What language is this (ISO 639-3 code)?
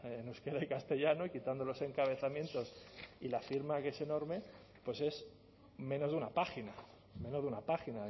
spa